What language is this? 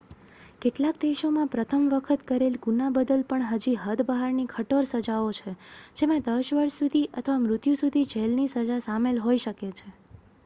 Gujarati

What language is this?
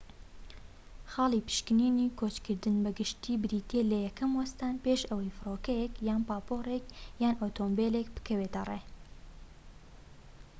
Central Kurdish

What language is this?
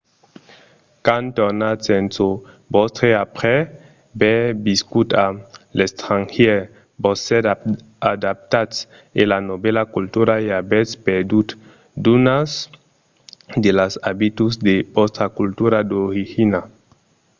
Occitan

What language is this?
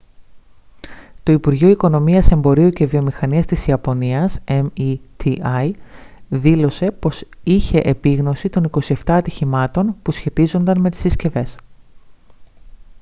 Greek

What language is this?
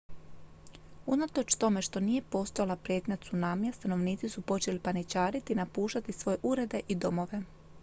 Croatian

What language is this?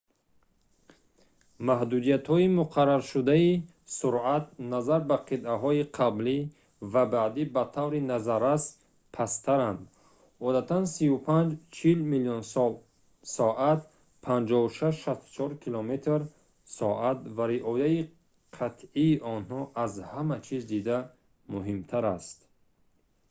Tajik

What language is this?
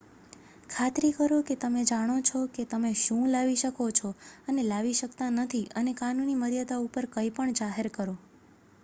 Gujarati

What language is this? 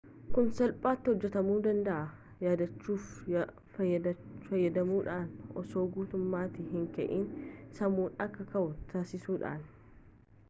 Oromo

